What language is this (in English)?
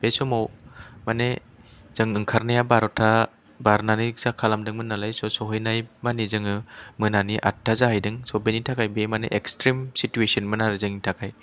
Bodo